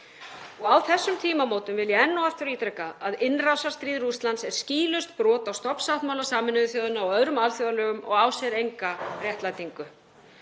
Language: Icelandic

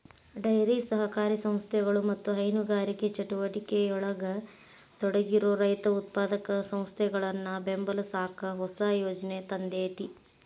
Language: Kannada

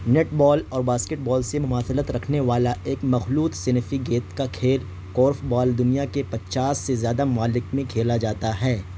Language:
Urdu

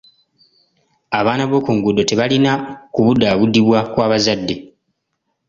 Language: Ganda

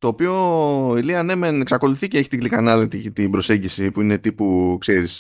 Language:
Greek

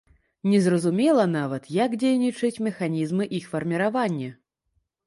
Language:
Belarusian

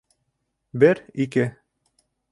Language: Bashkir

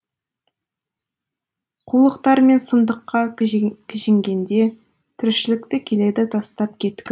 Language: Kazakh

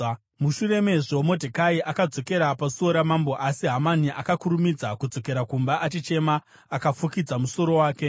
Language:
Shona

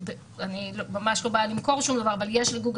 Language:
Hebrew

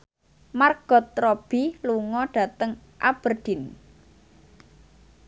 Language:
Javanese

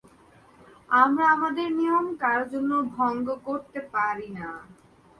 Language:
Bangla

